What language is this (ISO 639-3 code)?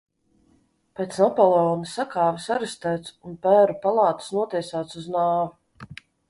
lav